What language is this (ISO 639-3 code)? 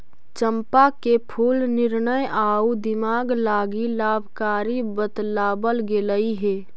mag